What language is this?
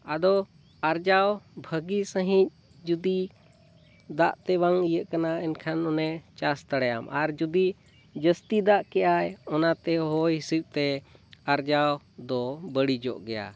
Santali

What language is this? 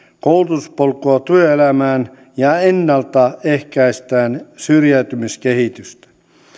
Finnish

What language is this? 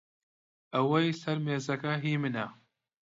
Central Kurdish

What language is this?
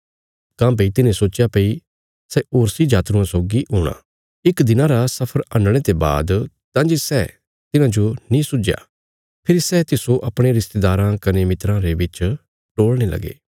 Bilaspuri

